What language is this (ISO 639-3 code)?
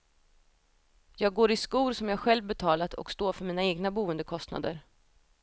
swe